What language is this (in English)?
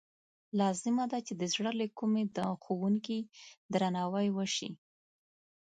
Pashto